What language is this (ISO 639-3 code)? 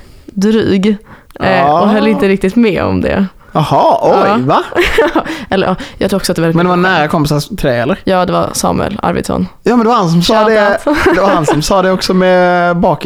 swe